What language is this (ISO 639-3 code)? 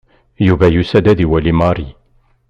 kab